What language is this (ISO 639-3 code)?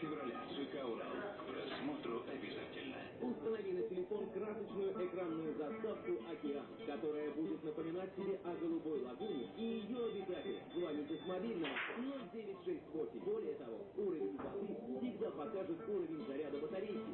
rus